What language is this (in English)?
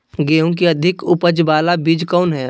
Magahi